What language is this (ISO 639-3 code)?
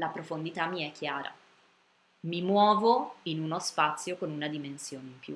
ita